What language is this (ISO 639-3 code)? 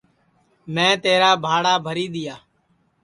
ssi